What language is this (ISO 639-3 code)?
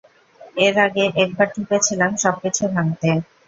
ben